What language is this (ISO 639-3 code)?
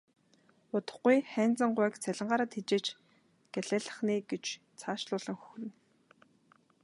mon